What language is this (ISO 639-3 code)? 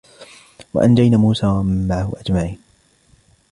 ara